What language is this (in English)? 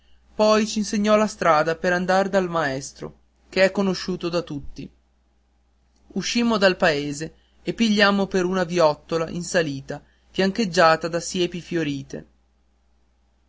Italian